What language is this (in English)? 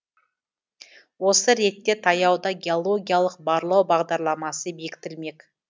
Kazakh